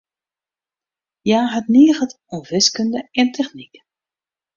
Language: Western Frisian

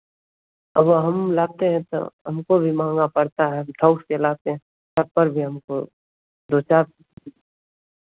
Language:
Hindi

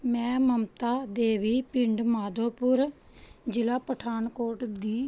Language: Punjabi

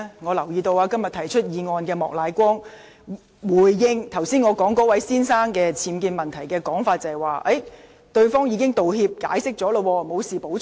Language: Cantonese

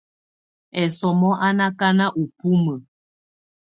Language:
Tunen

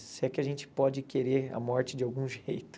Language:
Portuguese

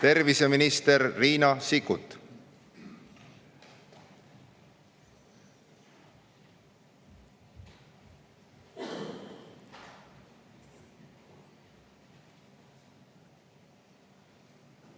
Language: Estonian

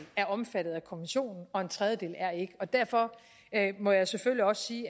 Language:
Danish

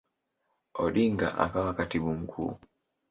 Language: Swahili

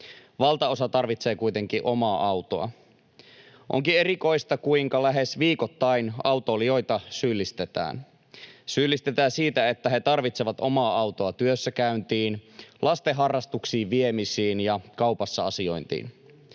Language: Finnish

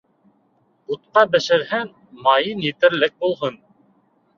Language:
Bashkir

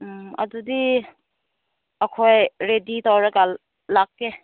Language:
Manipuri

